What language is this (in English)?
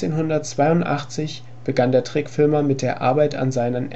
German